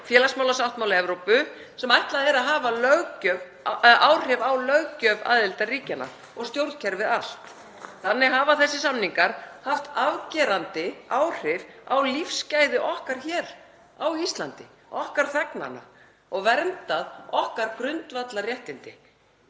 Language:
Icelandic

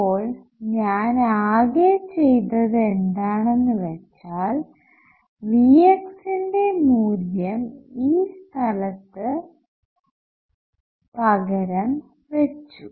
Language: Malayalam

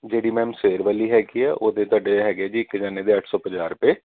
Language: Punjabi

